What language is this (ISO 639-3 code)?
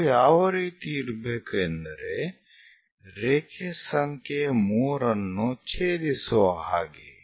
kan